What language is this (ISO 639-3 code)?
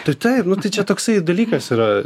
lit